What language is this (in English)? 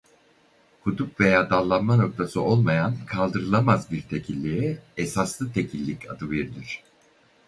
Turkish